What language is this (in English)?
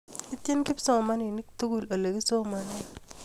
Kalenjin